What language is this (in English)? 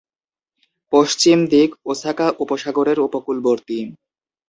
Bangla